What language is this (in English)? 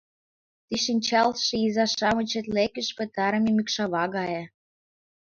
Mari